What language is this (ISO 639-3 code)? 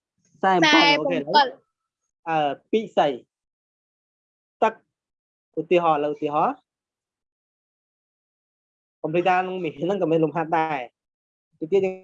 vie